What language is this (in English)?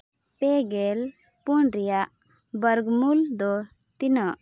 Santali